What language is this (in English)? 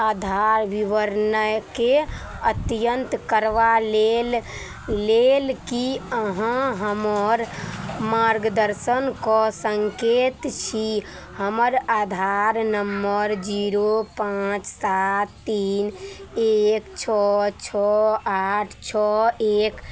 Maithili